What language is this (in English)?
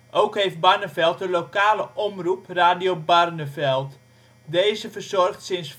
Dutch